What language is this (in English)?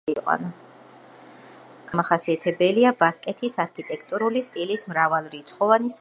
Georgian